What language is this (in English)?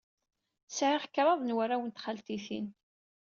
Kabyle